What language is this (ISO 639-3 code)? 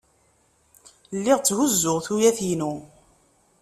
kab